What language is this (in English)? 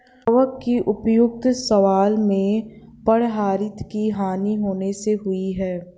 Hindi